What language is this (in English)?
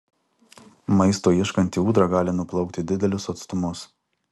Lithuanian